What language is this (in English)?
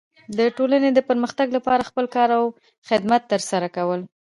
Pashto